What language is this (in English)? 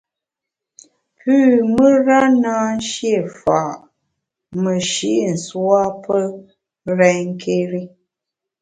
Bamun